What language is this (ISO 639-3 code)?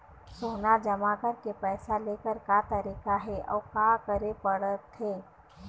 hne